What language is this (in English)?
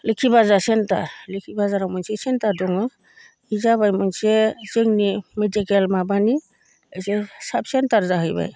Bodo